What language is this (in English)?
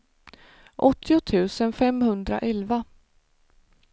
Swedish